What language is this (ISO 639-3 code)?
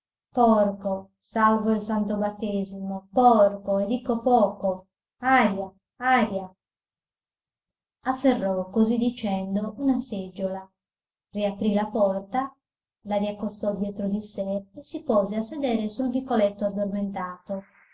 ita